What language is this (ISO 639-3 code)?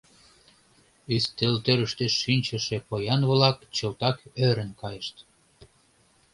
chm